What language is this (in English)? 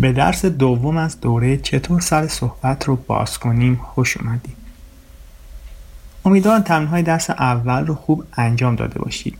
Persian